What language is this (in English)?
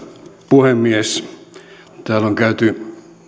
Finnish